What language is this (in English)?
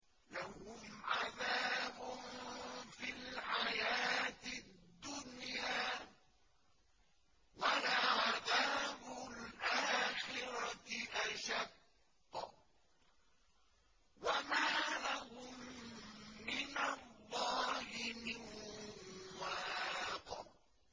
Arabic